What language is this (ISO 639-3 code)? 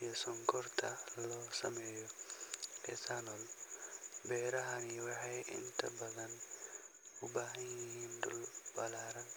som